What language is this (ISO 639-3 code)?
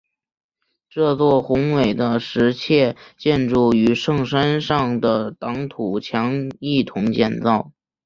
zho